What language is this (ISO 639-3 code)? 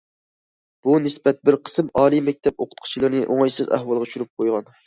uig